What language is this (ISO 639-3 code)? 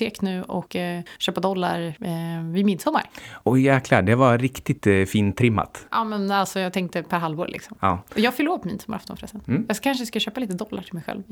swe